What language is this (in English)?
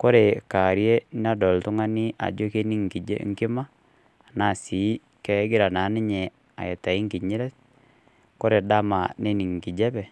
Masai